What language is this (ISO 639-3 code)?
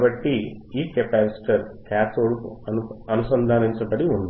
tel